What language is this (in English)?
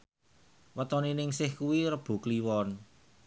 Javanese